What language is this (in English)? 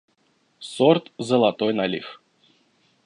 Russian